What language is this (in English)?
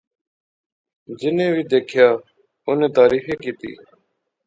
Pahari-Potwari